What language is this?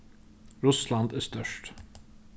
Faroese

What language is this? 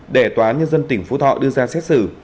Vietnamese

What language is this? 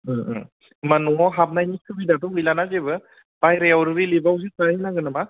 Bodo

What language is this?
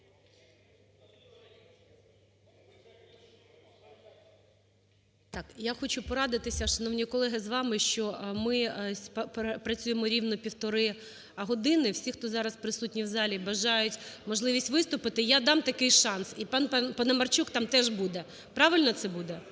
Ukrainian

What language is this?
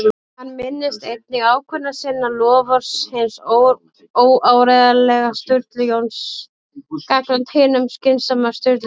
Icelandic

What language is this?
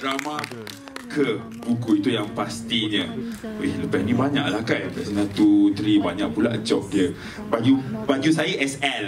Malay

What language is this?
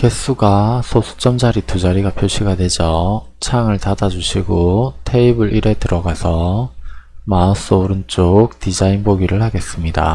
Korean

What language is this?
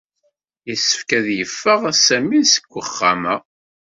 Kabyle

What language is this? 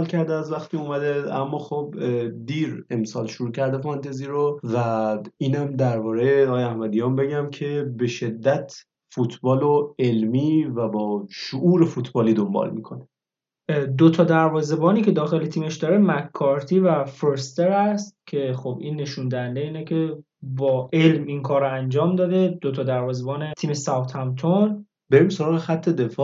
Persian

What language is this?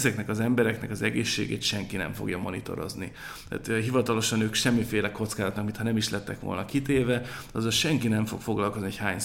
Hungarian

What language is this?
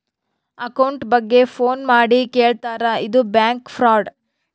Kannada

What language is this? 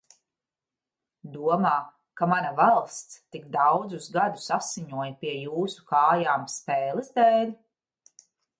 Latvian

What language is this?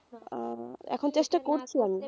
Bangla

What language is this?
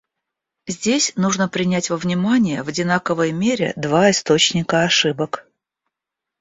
Russian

